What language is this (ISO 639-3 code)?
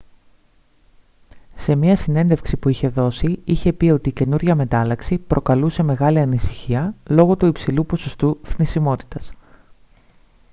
ell